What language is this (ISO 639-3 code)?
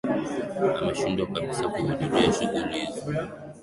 swa